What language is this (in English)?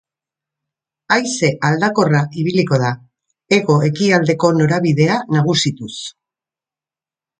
Basque